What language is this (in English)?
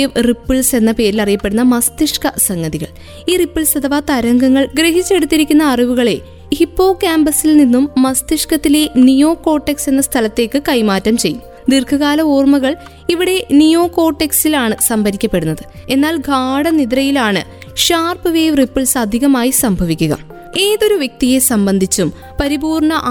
Malayalam